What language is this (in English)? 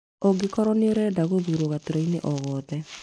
Kikuyu